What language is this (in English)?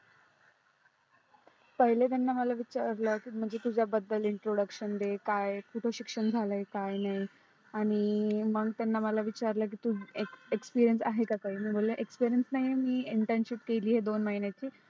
Marathi